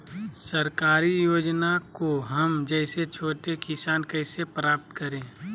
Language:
Magahi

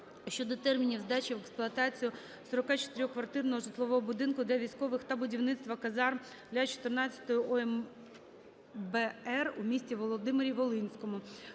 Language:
Ukrainian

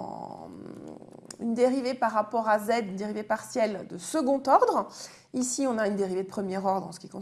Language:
French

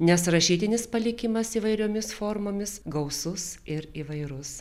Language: Lithuanian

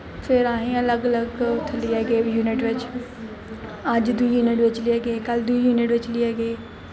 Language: Dogri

